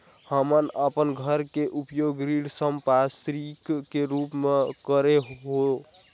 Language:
Chhattisgarhi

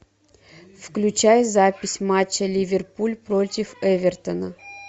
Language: Russian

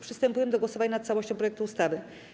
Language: Polish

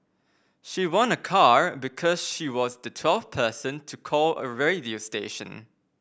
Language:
English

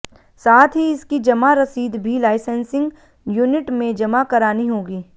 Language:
Hindi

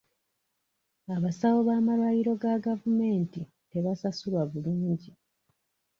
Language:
Ganda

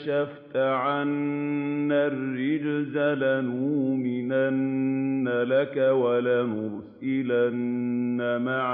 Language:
Arabic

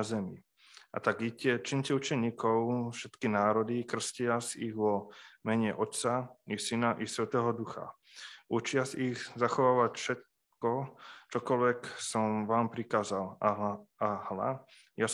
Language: Slovak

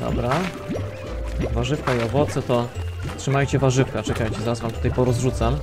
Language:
Polish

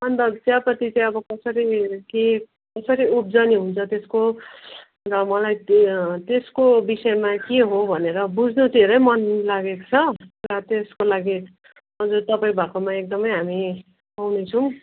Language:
Nepali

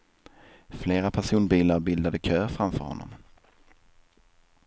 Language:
Swedish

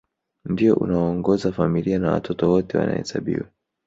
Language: Swahili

